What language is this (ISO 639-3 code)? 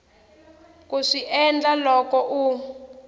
tso